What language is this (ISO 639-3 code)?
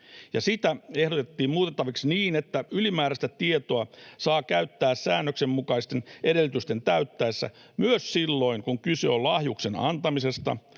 fin